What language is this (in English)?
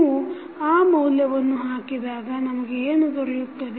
Kannada